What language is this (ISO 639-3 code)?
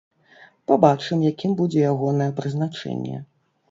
bel